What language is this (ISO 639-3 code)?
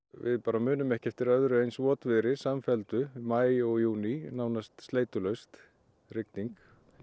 isl